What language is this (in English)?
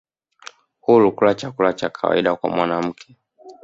Swahili